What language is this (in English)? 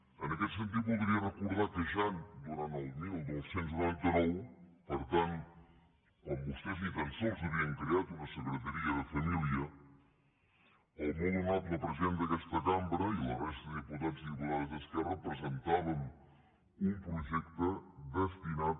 Catalan